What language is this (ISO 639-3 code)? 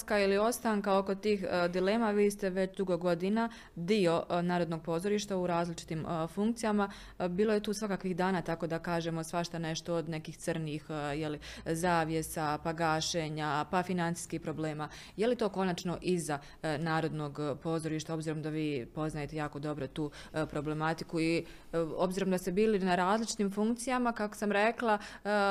hrv